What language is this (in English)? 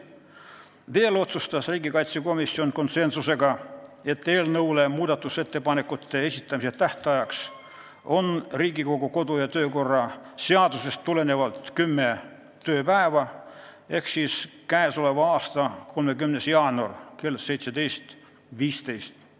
Estonian